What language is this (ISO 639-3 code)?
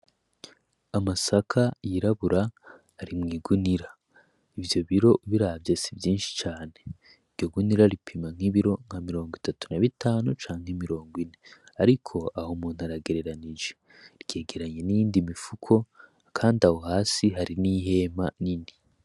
run